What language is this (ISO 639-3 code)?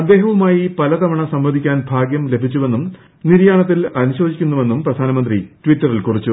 mal